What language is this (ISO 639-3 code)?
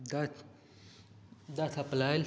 hin